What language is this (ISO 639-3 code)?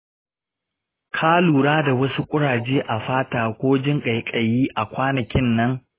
hau